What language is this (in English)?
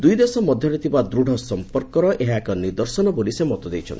Odia